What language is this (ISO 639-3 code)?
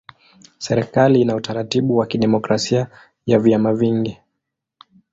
swa